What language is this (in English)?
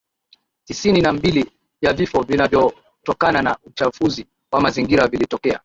Swahili